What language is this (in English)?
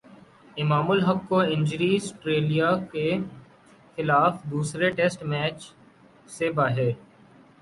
Urdu